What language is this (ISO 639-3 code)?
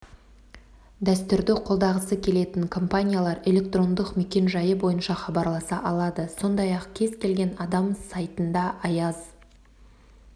kaz